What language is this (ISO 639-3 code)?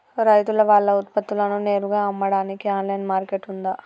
tel